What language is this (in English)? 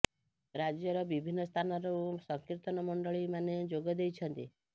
Odia